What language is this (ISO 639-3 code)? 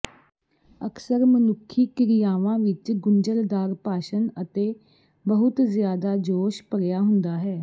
pan